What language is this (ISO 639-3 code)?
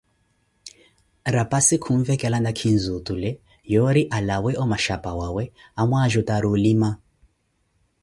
eko